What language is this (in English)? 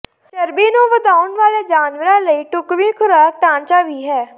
Punjabi